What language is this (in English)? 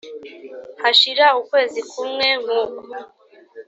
Kinyarwanda